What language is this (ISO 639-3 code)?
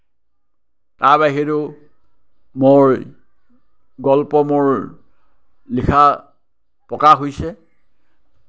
asm